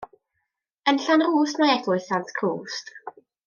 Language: Welsh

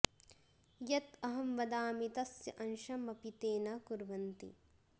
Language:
Sanskrit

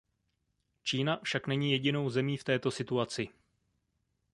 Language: Czech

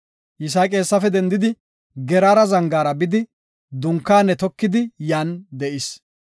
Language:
Gofa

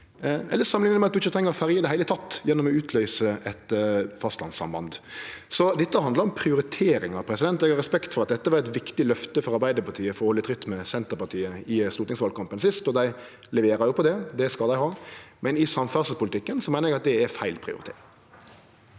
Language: Norwegian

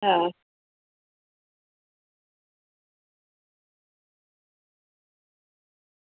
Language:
Gujarati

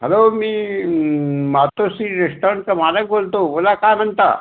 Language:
Marathi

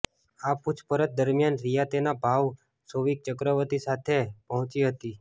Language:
Gujarati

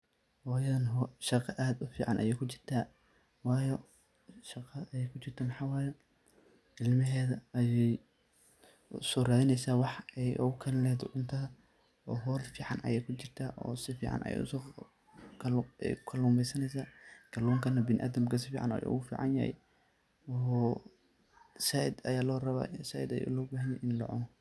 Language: Somali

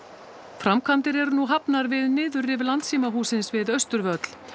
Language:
Icelandic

